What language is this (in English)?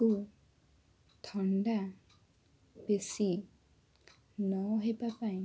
Odia